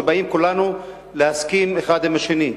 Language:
Hebrew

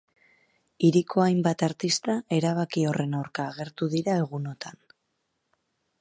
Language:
Basque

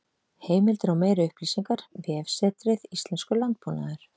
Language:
Icelandic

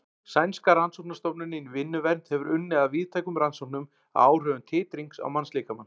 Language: Icelandic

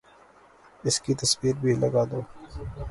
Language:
Urdu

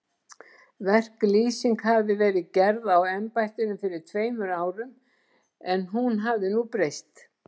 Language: Icelandic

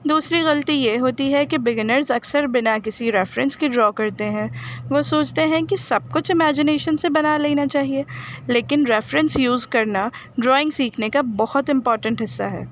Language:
Urdu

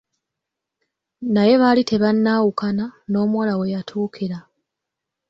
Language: Ganda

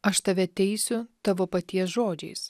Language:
Lithuanian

